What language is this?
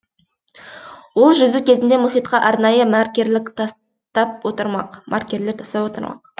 Kazakh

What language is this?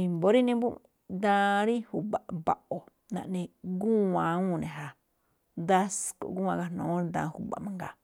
Malinaltepec Me'phaa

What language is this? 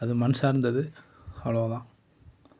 Tamil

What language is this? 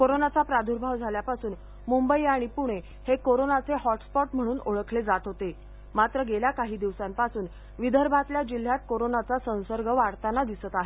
Marathi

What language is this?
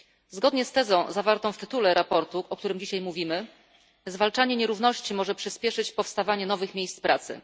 Polish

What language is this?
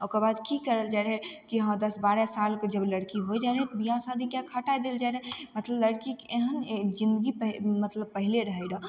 Maithili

